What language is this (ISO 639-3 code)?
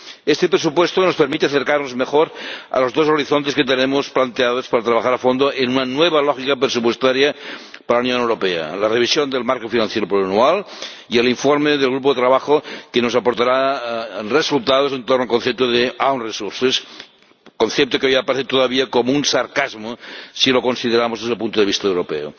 spa